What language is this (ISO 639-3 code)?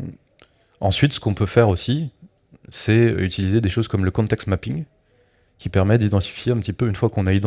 fra